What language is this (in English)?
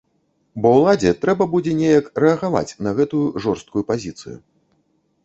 Belarusian